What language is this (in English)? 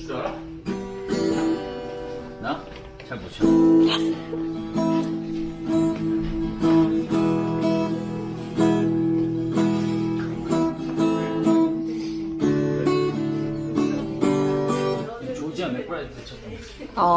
Korean